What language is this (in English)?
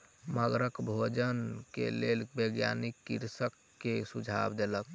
Maithili